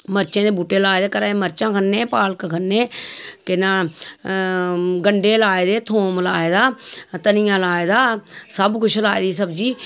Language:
Dogri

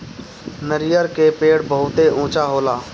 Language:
Bhojpuri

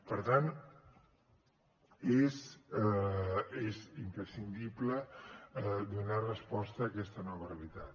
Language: Catalan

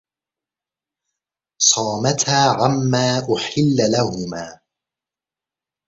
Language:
Arabic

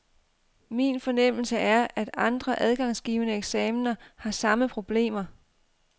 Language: Danish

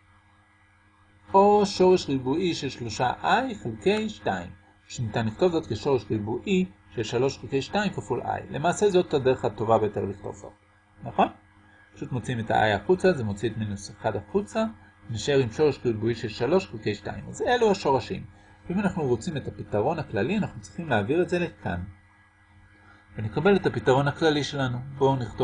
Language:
Hebrew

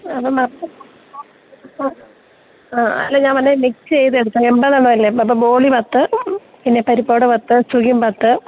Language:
Malayalam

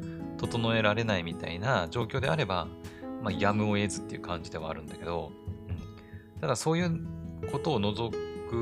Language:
Japanese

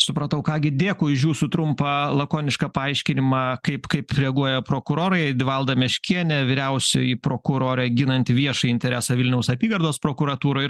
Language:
Lithuanian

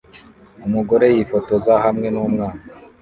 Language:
Kinyarwanda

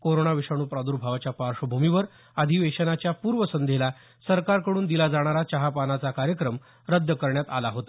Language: Marathi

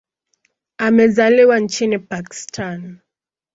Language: Swahili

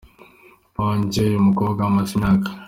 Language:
Kinyarwanda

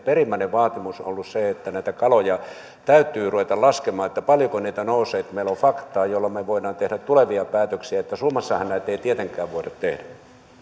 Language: Finnish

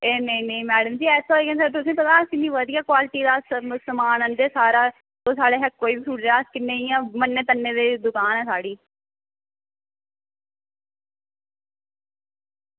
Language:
Dogri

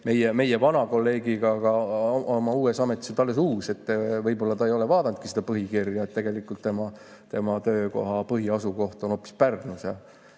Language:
Estonian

